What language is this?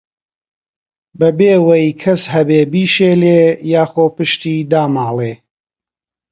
Central Kurdish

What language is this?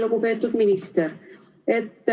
Estonian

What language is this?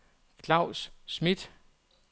Danish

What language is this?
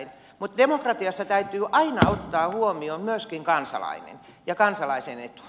Finnish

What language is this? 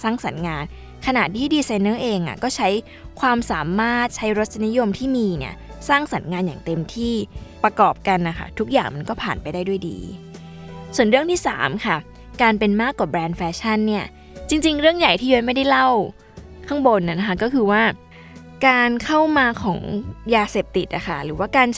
Thai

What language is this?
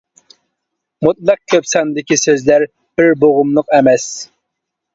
Uyghur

